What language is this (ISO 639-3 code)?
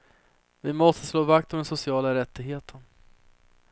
swe